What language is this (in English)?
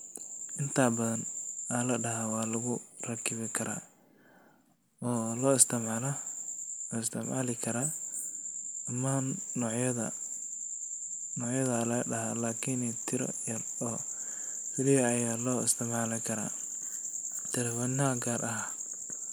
Somali